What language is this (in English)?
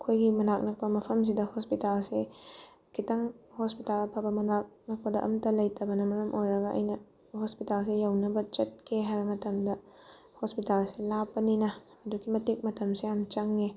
Manipuri